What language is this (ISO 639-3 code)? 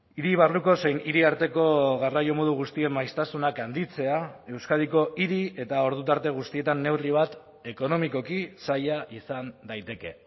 eus